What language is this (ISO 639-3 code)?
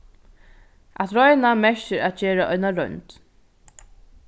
fao